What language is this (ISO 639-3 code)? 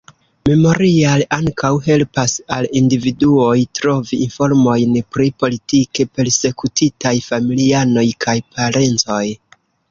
epo